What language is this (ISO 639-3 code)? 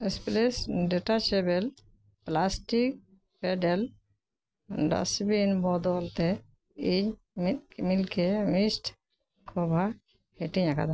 sat